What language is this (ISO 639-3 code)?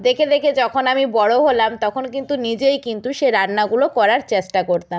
ben